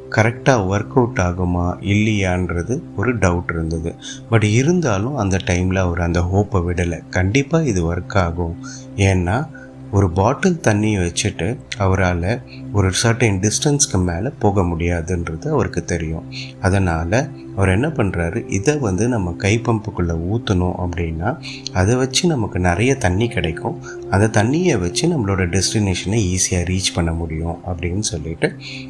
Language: Tamil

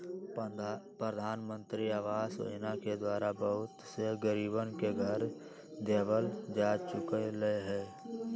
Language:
Magahi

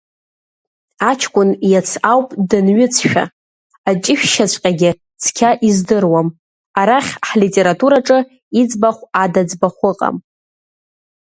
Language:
Abkhazian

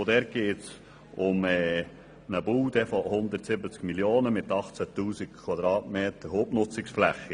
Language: Swiss German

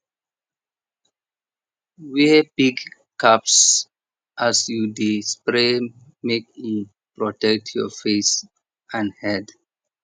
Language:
Nigerian Pidgin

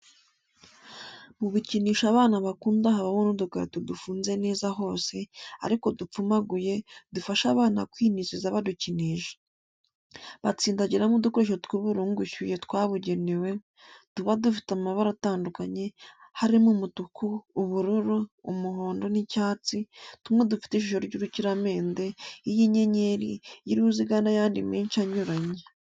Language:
Kinyarwanda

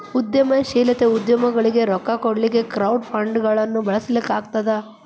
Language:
Kannada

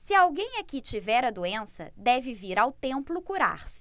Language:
Portuguese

